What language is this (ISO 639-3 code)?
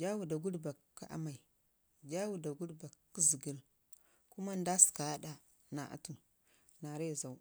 ngi